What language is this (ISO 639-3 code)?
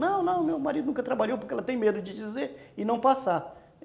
por